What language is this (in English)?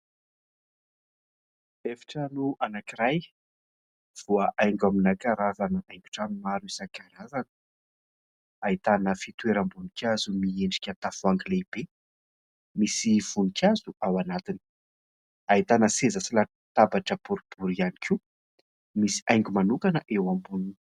Malagasy